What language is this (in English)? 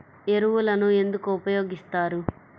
Telugu